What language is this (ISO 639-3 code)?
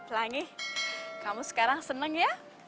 ind